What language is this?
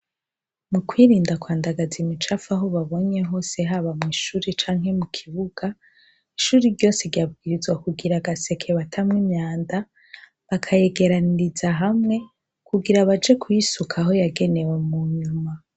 Rundi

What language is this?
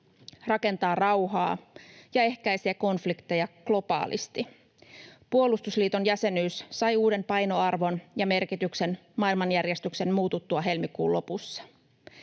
Finnish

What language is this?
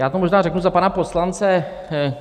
Czech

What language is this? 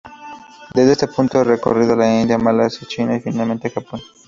Spanish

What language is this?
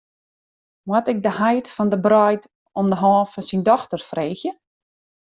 Western Frisian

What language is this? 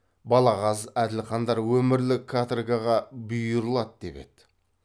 Kazakh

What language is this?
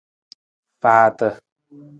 Nawdm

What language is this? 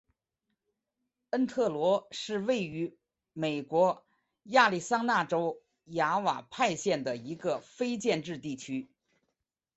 Chinese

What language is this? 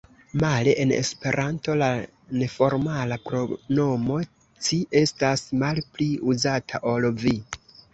Esperanto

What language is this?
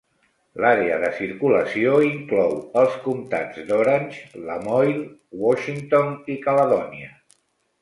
Catalan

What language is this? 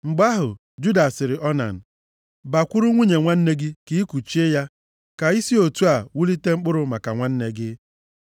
Igbo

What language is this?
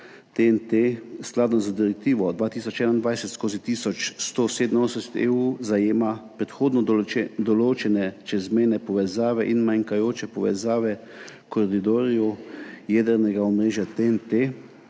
Slovenian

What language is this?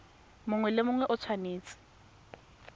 Tswana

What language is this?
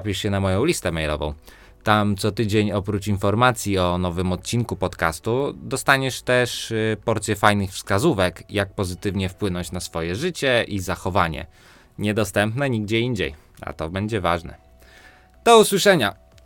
Polish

